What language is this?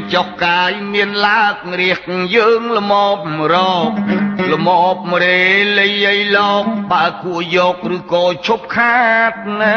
Thai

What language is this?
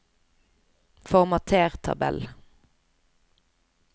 Norwegian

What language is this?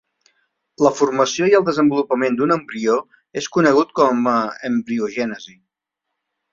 Catalan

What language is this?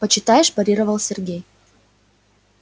Russian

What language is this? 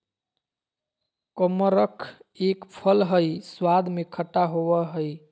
Magahi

